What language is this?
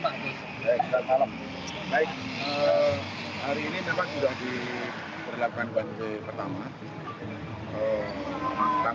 Indonesian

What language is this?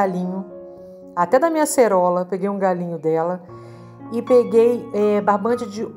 Portuguese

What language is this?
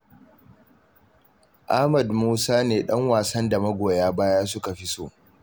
Hausa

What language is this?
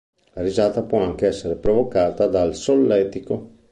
Italian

